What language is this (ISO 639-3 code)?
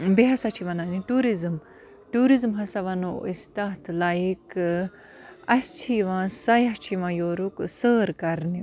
kas